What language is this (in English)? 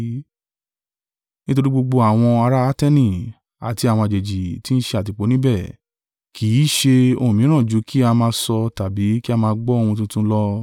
Yoruba